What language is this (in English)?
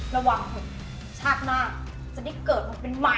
Thai